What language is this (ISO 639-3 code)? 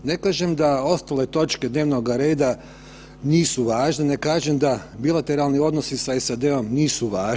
hrv